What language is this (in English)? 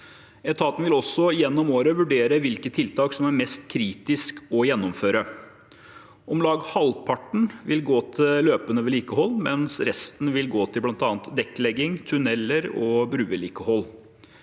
Norwegian